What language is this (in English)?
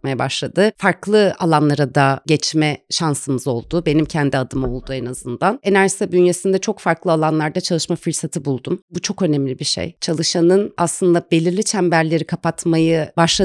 Turkish